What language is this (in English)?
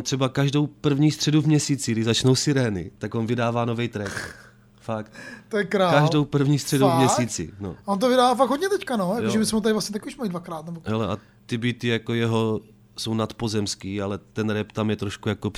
Czech